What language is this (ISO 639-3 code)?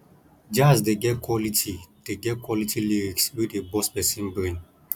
pcm